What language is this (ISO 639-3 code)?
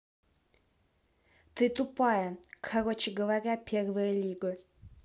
rus